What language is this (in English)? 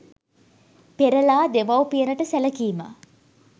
Sinhala